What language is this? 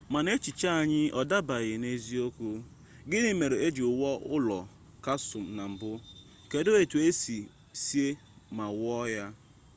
Igbo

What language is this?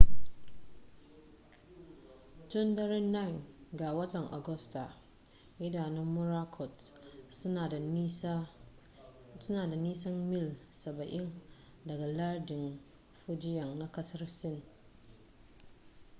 Hausa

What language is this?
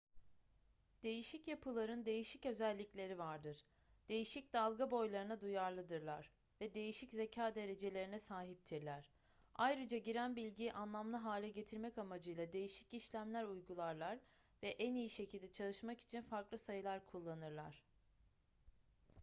Turkish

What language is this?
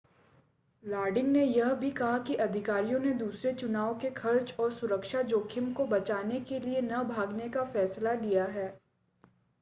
Hindi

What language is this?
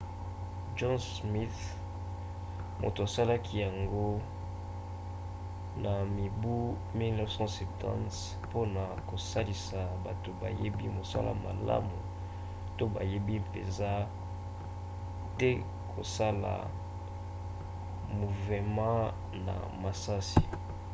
Lingala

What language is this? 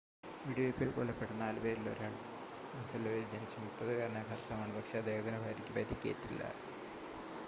Malayalam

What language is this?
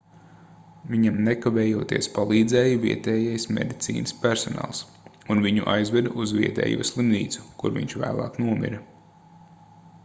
Latvian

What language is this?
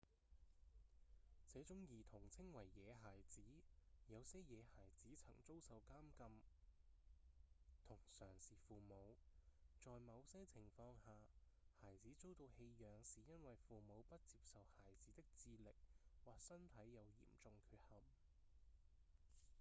Cantonese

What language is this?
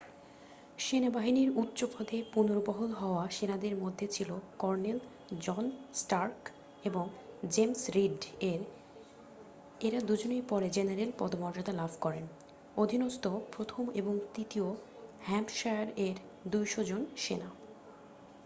Bangla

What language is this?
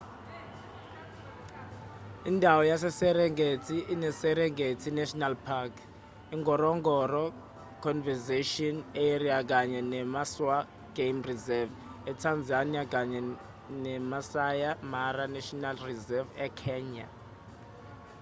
Zulu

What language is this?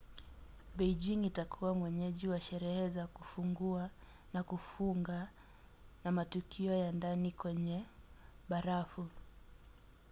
Swahili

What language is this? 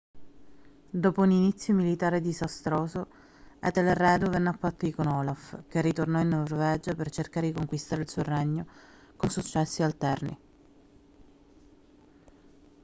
Italian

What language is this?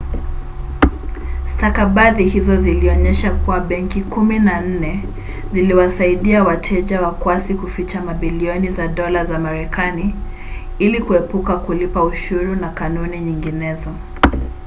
Swahili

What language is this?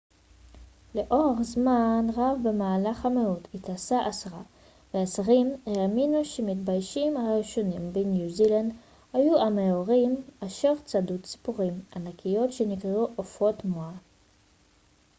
Hebrew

